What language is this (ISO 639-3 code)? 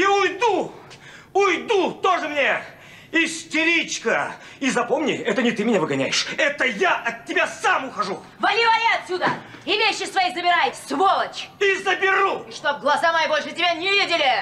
rus